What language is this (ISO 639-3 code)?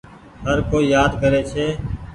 gig